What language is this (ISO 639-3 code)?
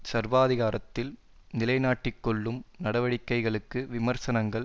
tam